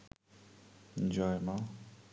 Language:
Bangla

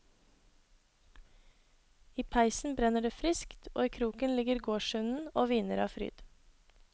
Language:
Norwegian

